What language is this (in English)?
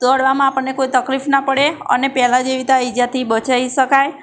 Gujarati